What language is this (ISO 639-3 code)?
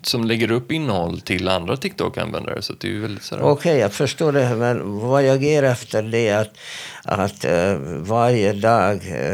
swe